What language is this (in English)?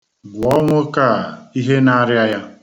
Igbo